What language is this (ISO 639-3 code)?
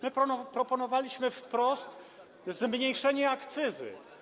pol